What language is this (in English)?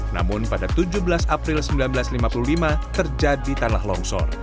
Indonesian